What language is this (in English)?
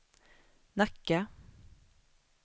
Swedish